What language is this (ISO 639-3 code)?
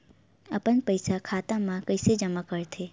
hne